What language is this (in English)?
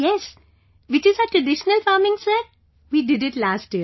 English